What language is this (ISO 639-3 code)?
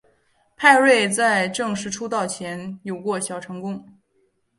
zho